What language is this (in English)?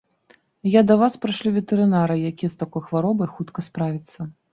Belarusian